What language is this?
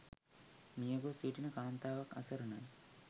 Sinhala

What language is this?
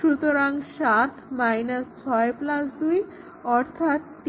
Bangla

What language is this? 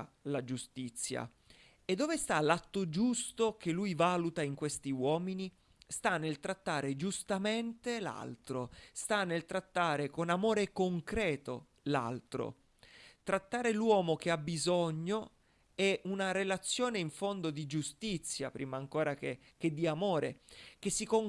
Italian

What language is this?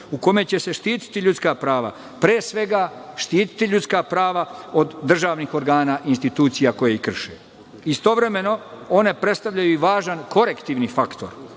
Serbian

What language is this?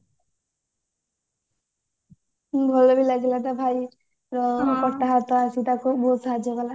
Odia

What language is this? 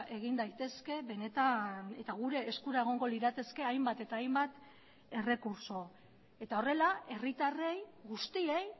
Basque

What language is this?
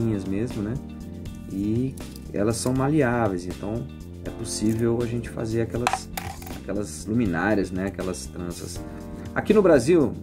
Portuguese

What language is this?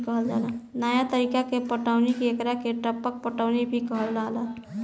Bhojpuri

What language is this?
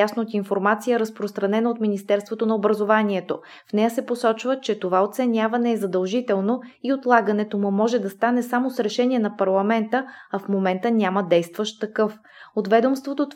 Bulgarian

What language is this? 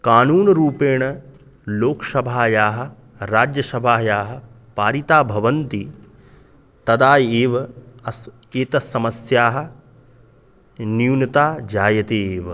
Sanskrit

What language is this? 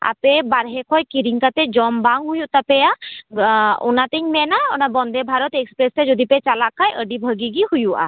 Santali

